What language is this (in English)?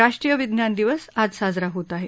Marathi